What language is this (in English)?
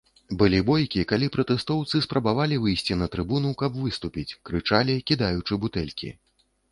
Belarusian